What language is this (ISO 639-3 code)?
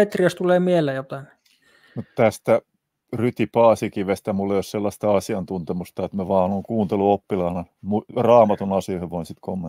fin